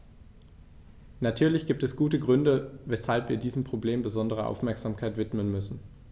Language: German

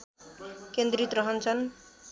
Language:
Nepali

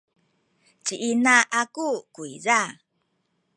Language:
Sakizaya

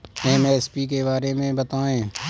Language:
Hindi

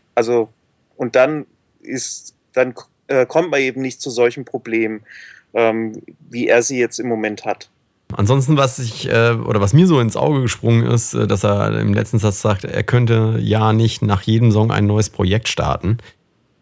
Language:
German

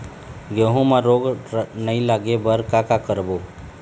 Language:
Chhattisgarhi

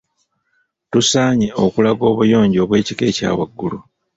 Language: Ganda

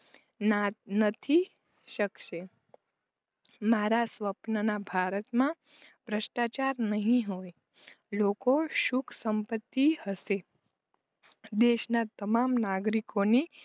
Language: Gujarati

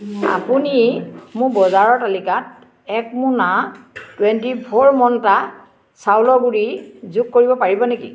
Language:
Assamese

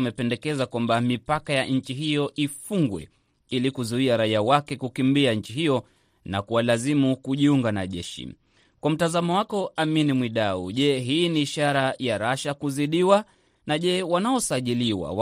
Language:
Swahili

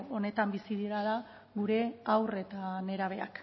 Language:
Basque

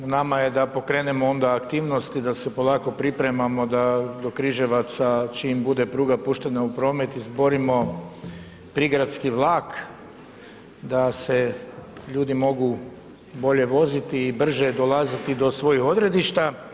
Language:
Croatian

